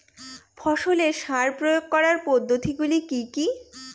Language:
Bangla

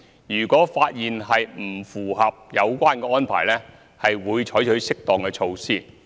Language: Cantonese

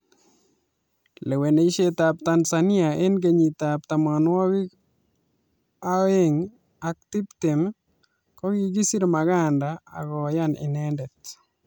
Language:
Kalenjin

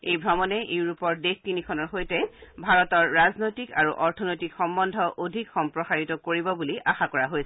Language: Assamese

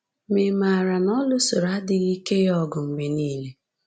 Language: Igbo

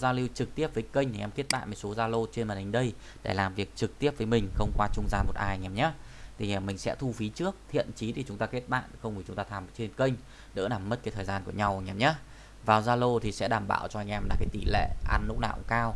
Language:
Vietnamese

